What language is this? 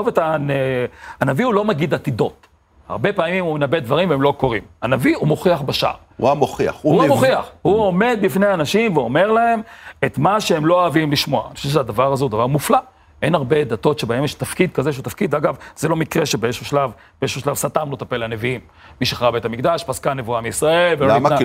Hebrew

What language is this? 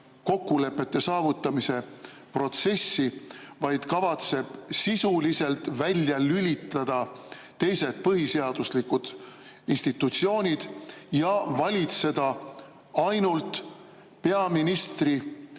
Estonian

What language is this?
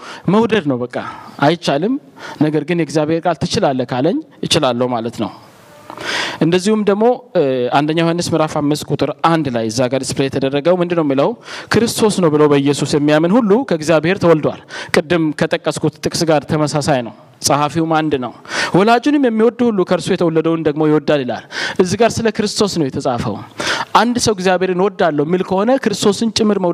Amharic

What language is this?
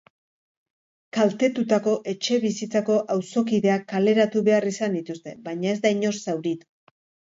Basque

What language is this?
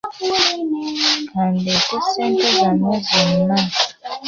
Ganda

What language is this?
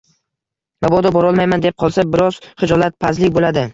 Uzbek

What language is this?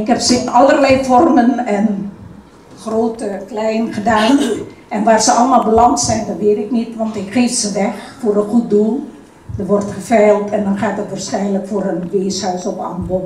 Dutch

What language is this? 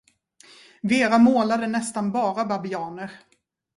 Swedish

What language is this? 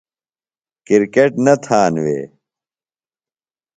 Phalura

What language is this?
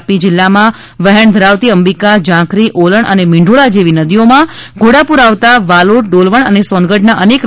Gujarati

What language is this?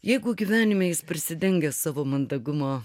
Lithuanian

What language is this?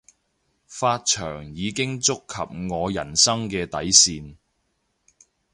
Cantonese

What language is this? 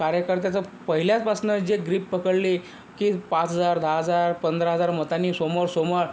Marathi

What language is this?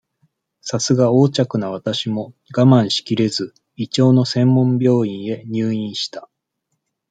Japanese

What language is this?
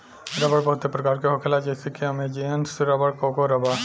Bhojpuri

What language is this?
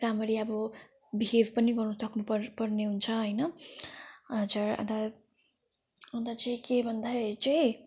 Nepali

